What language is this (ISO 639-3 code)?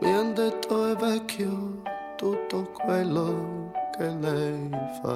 ita